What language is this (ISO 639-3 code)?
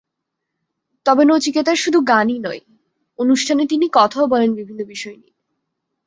ben